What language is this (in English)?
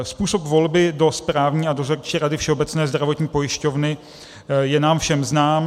Czech